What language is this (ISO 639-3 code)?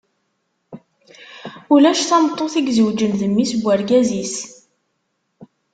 kab